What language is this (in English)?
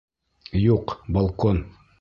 Bashkir